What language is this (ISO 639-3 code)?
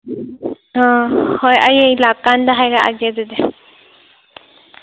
mni